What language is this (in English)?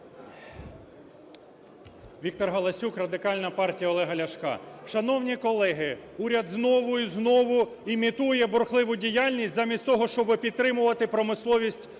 Ukrainian